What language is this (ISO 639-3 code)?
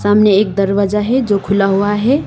hin